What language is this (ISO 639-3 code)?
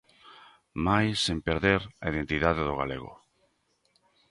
glg